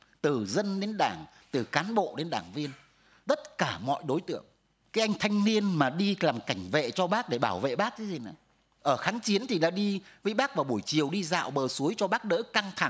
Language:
Vietnamese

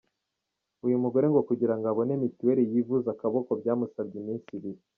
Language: Kinyarwanda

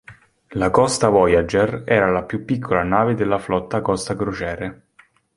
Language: Italian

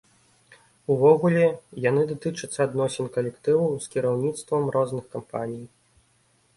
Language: Belarusian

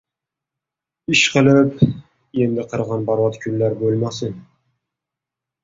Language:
Uzbek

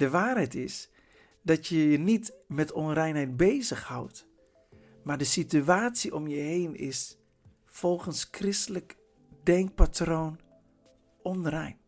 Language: Dutch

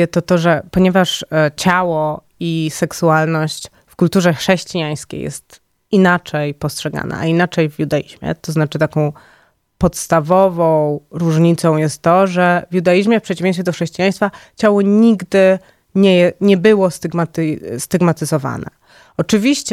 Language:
Polish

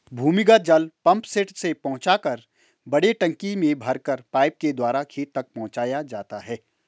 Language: Hindi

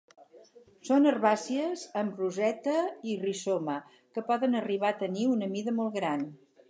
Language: Catalan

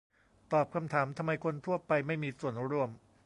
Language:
Thai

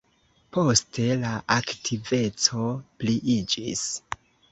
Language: Esperanto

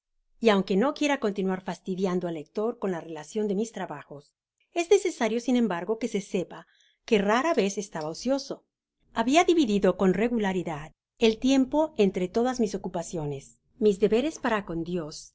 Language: Spanish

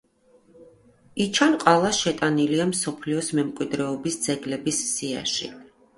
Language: Georgian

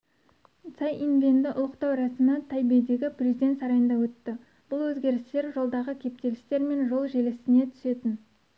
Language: Kazakh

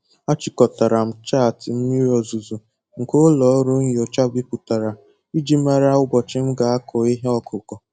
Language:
Igbo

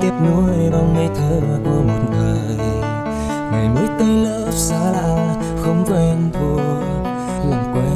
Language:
Vietnamese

